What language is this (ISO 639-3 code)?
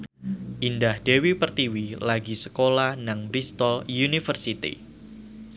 jav